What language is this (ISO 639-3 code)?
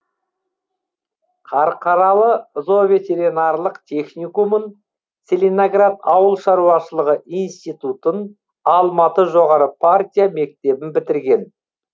kaz